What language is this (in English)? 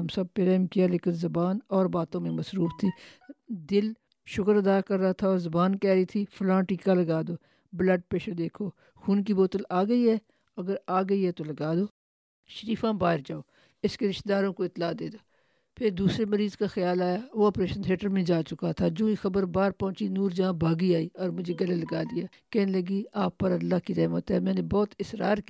Urdu